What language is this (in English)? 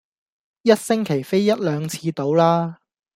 Cantonese